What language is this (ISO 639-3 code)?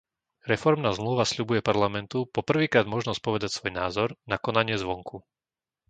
slk